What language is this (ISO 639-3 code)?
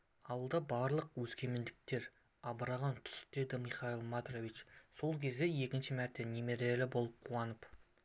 kaz